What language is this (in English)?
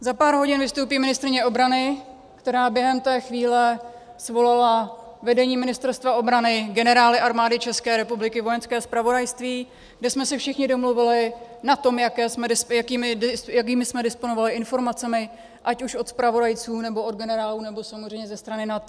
Czech